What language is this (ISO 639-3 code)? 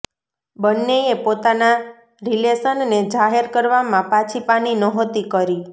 guj